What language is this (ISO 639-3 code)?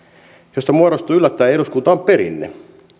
fin